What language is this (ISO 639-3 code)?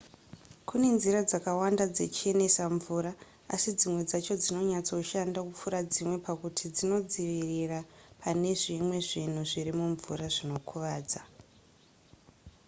sna